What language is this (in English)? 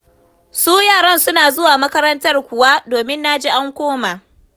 Hausa